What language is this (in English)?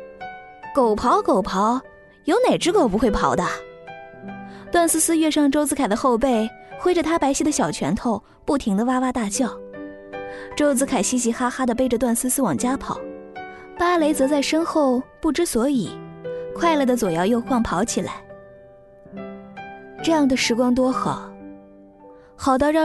Chinese